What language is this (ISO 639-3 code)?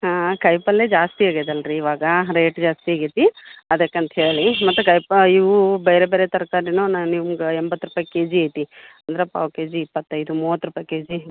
kan